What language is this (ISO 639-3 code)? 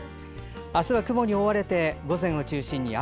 jpn